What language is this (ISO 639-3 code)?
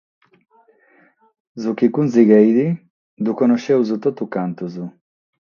srd